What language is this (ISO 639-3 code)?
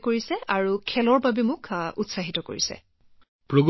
asm